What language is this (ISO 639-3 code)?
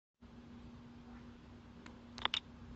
uzb